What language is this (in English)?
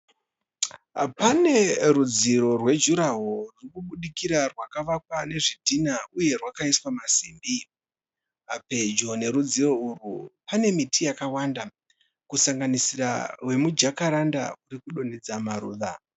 Shona